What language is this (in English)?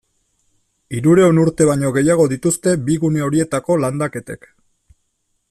Basque